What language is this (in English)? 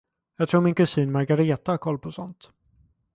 Swedish